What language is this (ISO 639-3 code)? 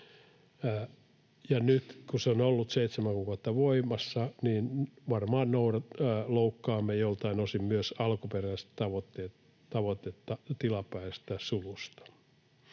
fin